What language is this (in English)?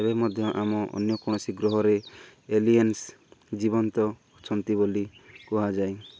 Odia